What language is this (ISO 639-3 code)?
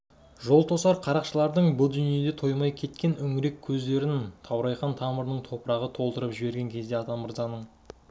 kaz